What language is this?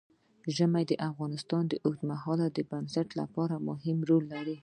Pashto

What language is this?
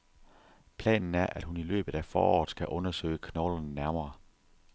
Danish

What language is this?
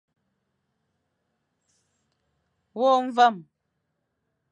Fang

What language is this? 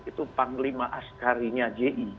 Indonesian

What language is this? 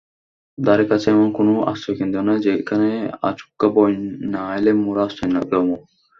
Bangla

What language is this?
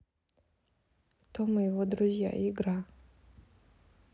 Russian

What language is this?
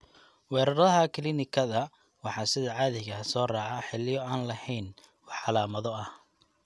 Somali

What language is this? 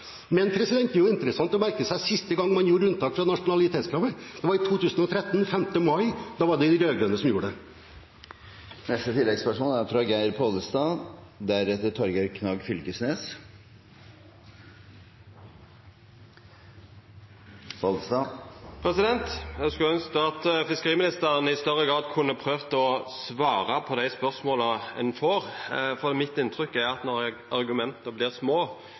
Norwegian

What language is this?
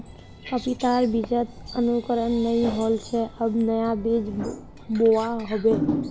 Magahi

